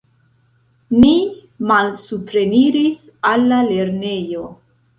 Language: Esperanto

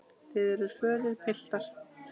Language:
Icelandic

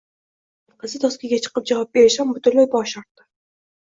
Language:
Uzbek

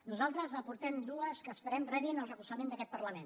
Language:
Catalan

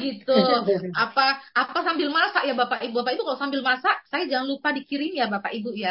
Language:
Indonesian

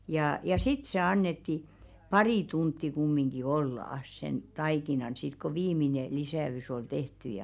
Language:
Finnish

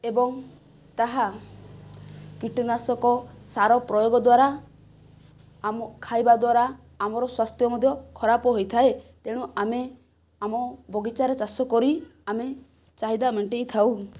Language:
Odia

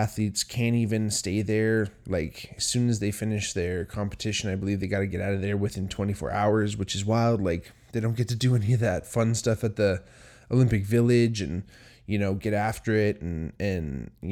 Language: English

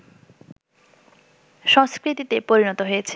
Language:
Bangla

